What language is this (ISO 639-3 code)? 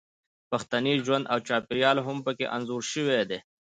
pus